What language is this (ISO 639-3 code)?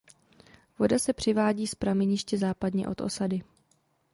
ces